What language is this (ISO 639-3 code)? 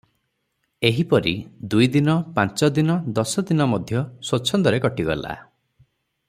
ori